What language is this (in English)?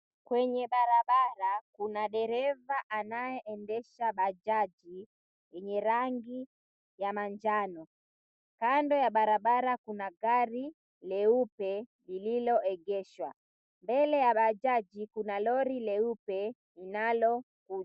Swahili